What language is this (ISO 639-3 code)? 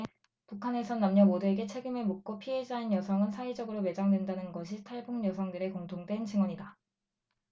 kor